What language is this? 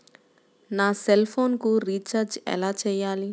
Telugu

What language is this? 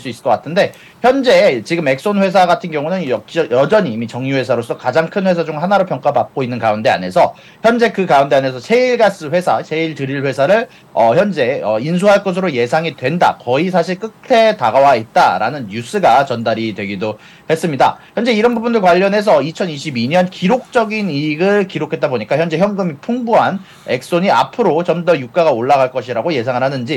Korean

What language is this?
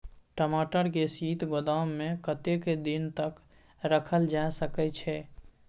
Maithili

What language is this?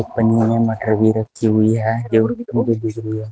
Hindi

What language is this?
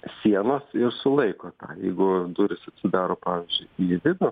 Lithuanian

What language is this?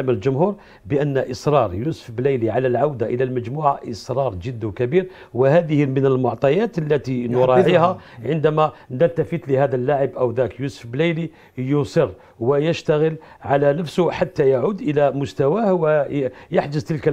Arabic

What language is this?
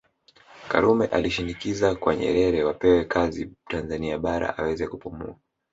Swahili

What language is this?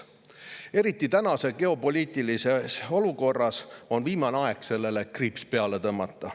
Estonian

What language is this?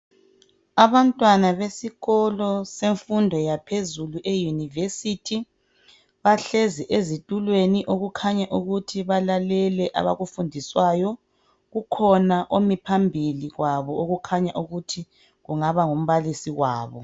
North Ndebele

